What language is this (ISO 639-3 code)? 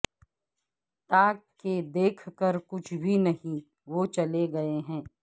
urd